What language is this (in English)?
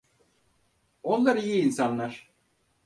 Turkish